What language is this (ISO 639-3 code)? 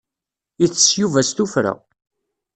kab